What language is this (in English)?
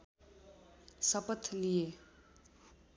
Nepali